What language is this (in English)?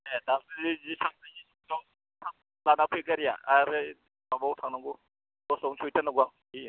Bodo